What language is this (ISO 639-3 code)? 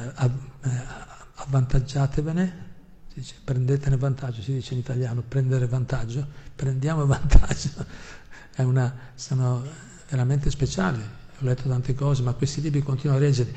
ita